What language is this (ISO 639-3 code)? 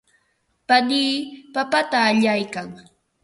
qva